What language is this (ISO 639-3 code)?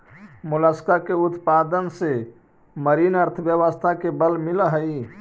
mag